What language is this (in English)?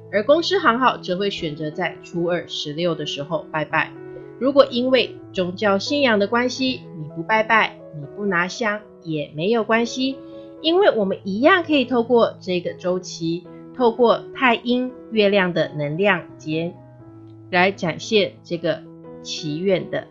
Chinese